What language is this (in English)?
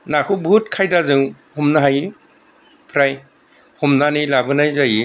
Bodo